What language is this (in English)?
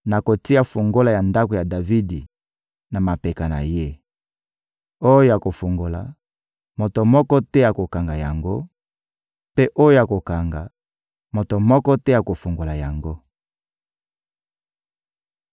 Lingala